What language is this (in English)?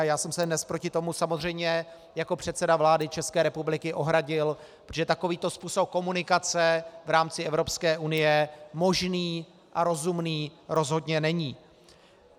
Czech